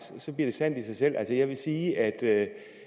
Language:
Danish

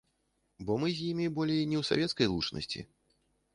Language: Belarusian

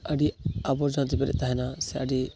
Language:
Santali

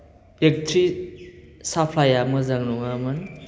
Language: Bodo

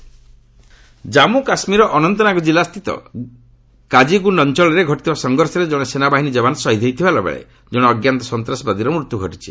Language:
Odia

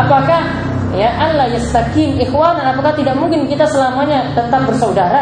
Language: Indonesian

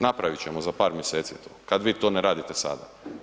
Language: Croatian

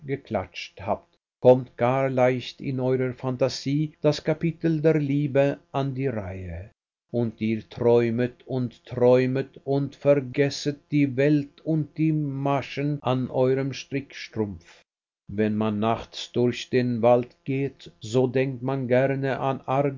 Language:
German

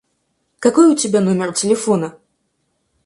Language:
Russian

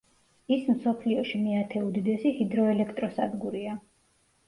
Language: Georgian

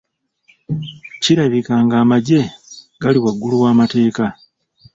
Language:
Ganda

